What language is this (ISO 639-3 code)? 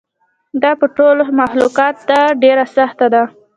pus